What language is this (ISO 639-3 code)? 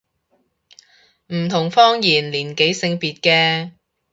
yue